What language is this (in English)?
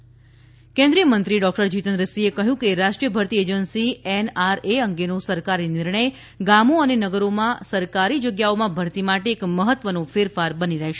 Gujarati